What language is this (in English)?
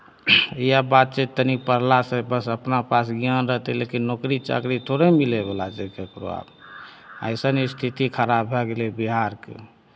Maithili